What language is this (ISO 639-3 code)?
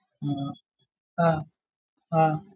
mal